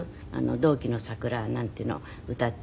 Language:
Japanese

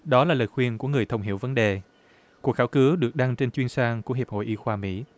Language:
Vietnamese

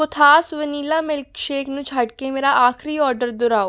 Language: Punjabi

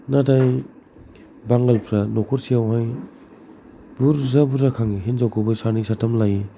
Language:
Bodo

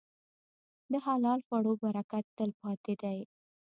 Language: Pashto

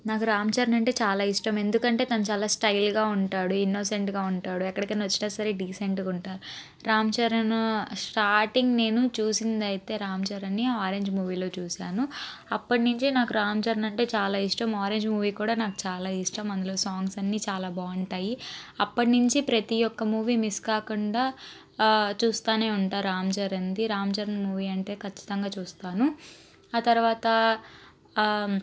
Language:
Telugu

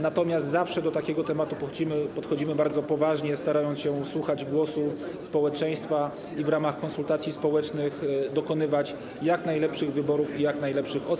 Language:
Polish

